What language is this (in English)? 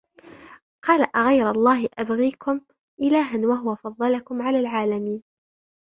Arabic